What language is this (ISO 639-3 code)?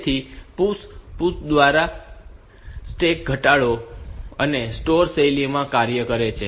guj